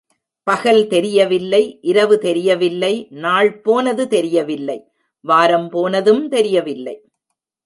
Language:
Tamil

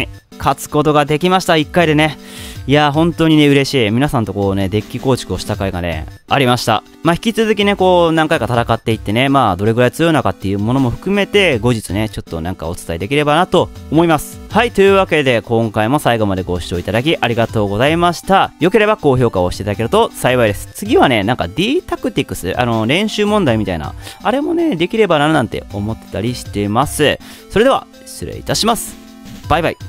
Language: Japanese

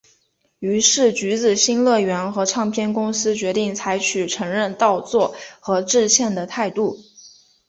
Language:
Chinese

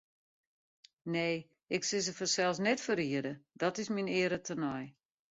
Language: Western Frisian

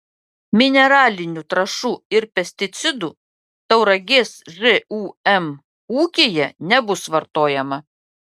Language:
Lithuanian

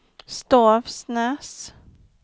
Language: Swedish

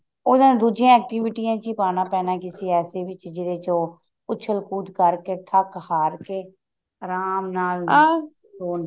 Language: Punjabi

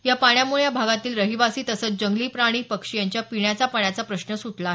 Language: Marathi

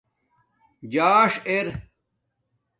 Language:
Domaaki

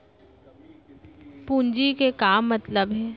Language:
Chhattisgarhi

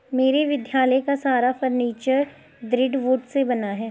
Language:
Hindi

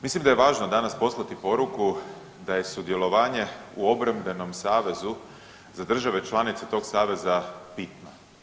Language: Croatian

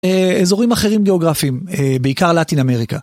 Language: Hebrew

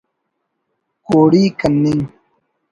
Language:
Brahui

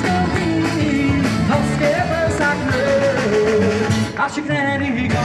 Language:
Arabic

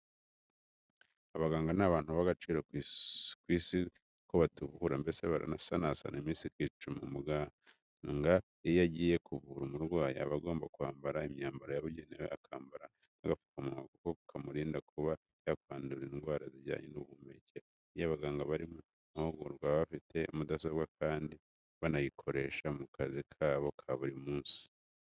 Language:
Kinyarwanda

